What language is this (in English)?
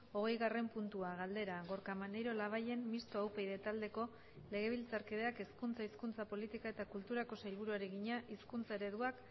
Basque